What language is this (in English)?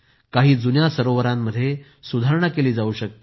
Marathi